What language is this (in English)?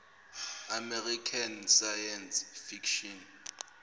Zulu